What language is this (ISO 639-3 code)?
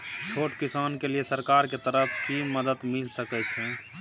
mai